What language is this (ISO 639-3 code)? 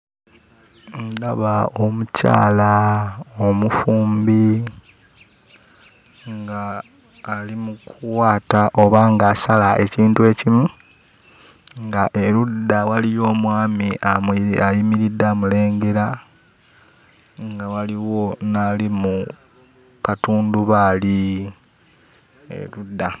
lug